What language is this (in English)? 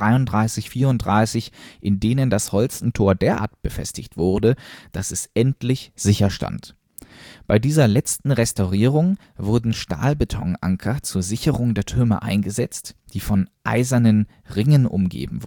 German